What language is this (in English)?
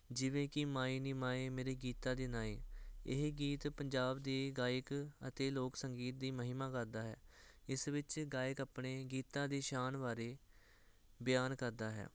Punjabi